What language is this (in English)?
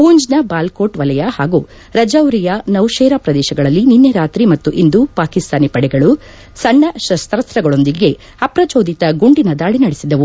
Kannada